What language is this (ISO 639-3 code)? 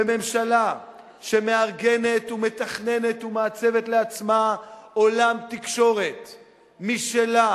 heb